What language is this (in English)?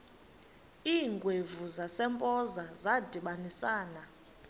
Xhosa